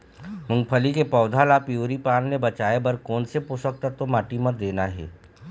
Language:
Chhattisgarhi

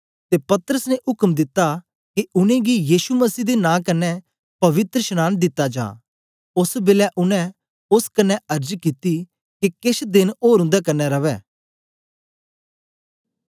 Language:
Dogri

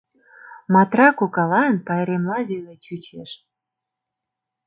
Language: Mari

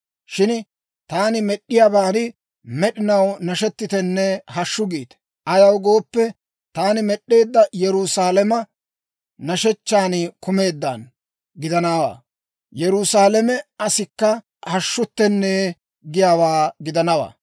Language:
Dawro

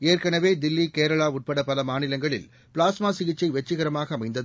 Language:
Tamil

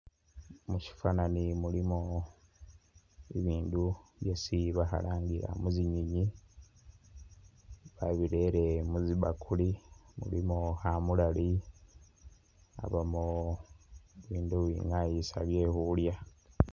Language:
Masaaba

